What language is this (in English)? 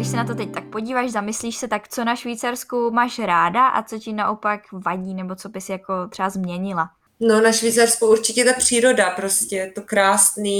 Czech